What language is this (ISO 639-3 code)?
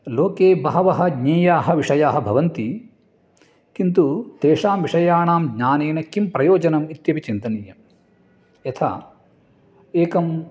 san